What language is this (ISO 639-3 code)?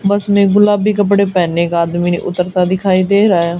hin